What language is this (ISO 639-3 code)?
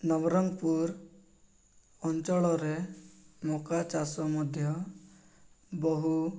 ori